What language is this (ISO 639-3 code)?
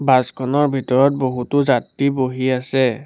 asm